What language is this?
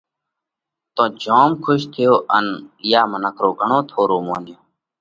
Parkari Koli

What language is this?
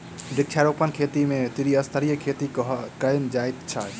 Maithili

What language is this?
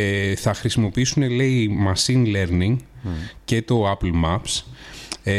Greek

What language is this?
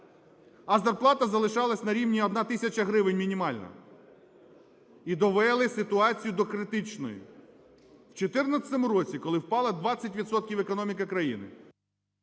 Ukrainian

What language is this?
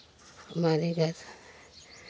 Hindi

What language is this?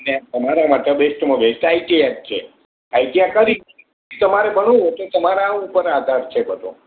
Gujarati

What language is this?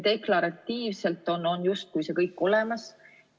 Estonian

